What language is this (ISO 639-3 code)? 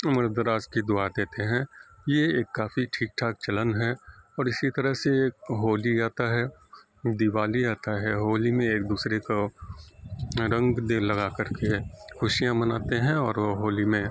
urd